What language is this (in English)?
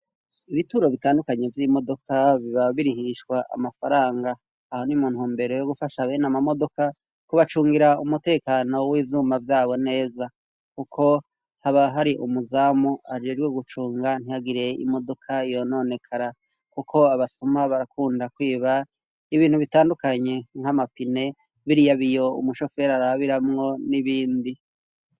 Rundi